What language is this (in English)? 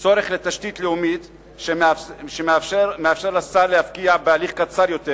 Hebrew